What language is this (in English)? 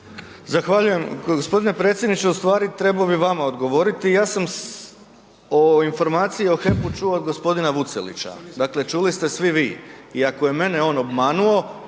Croatian